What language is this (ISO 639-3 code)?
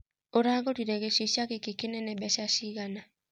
kik